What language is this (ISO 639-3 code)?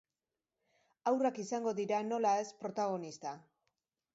eus